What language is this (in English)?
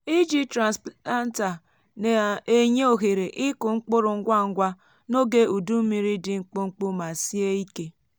Igbo